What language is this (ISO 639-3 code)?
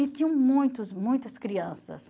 por